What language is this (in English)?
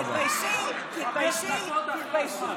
Hebrew